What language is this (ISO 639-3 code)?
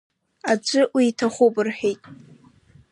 abk